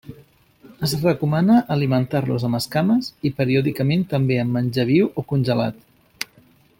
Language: Catalan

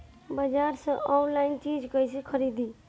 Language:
Bhojpuri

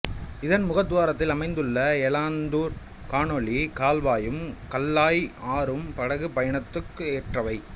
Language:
Tamil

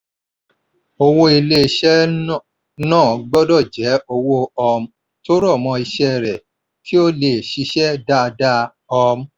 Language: Yoruba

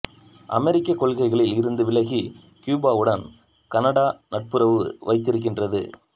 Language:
Tamil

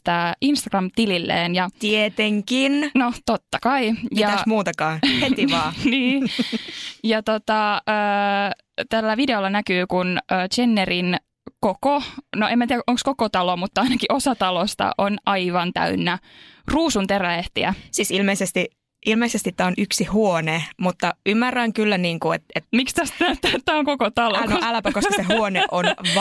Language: Finnish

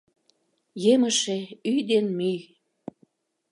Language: Mari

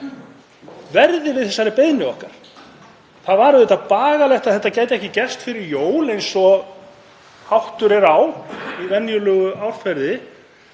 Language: Icelandic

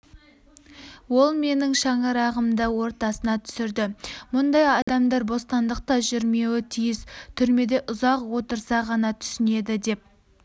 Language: Kazakh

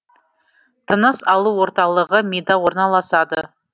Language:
Kazakh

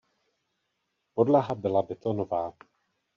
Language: Czech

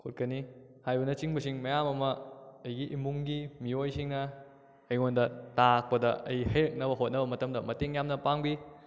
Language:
Manipuri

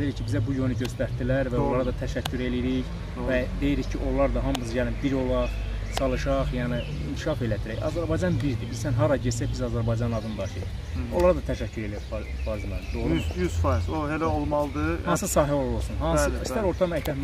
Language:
Turkish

